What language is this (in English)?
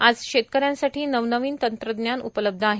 Marathi